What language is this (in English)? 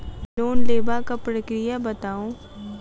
Maithili